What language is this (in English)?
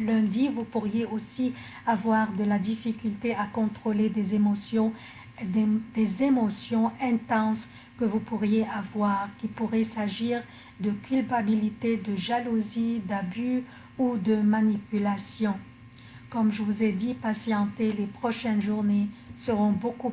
French